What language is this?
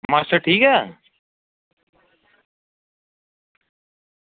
Dogri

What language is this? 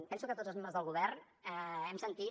Catalan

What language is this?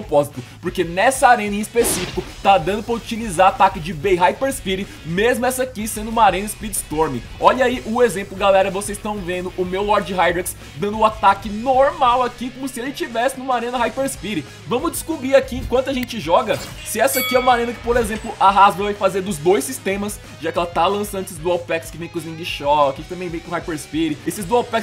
Portuguese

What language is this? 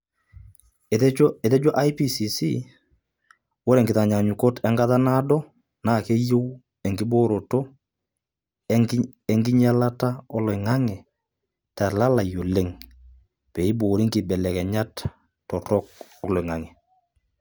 Masai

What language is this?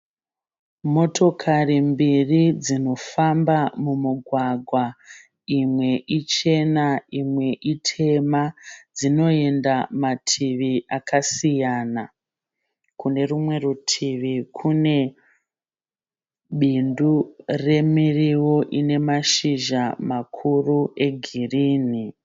Shona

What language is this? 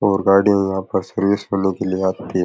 Rajasthani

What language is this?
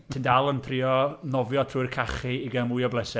Welsh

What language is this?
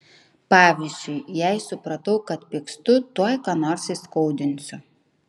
Lithuanian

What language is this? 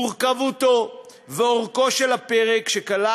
Hebrew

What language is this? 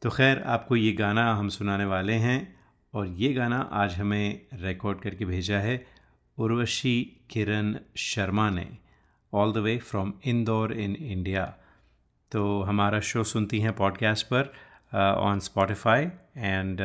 Hindi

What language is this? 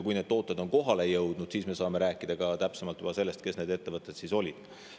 Estonian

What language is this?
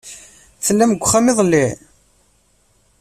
Kabyle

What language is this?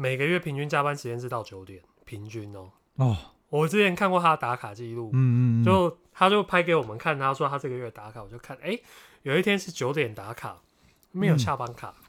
Chinese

